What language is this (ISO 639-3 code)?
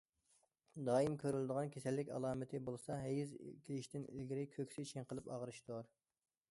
uig